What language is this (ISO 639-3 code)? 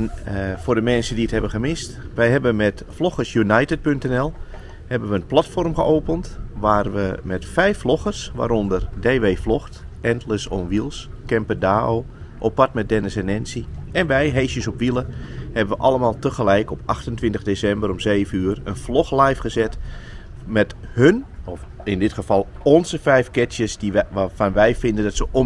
nld